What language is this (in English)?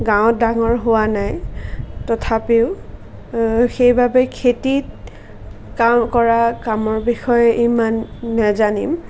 Assamese